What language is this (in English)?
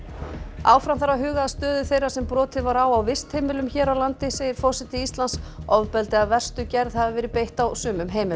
Icelandic